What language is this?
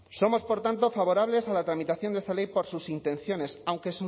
Spanish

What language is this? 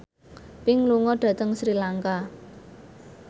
Javanese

